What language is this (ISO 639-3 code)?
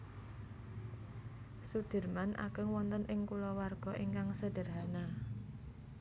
jav